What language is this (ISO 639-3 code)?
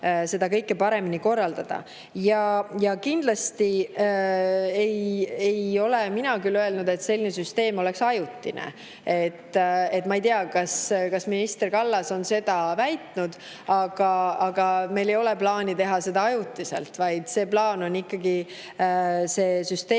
est